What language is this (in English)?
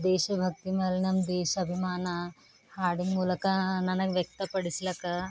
Kannada